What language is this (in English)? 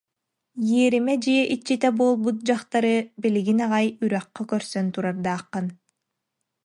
Yakut